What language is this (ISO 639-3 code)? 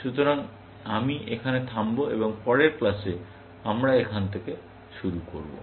ben